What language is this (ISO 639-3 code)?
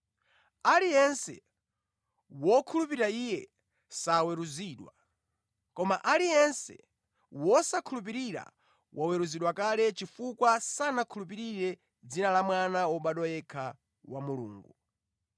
nya